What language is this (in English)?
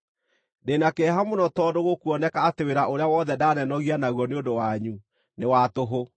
Kikuyu